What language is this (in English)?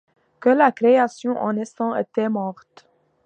French